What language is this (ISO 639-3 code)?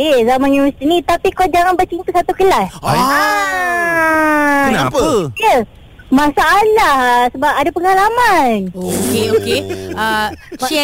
msa